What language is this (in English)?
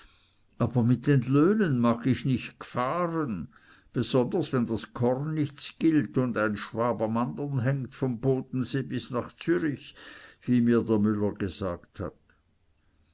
German